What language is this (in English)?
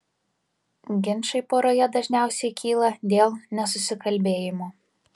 Lithuanian